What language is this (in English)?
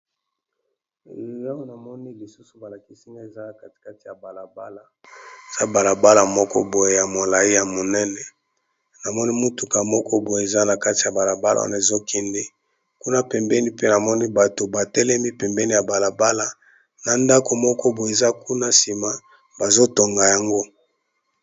Lingala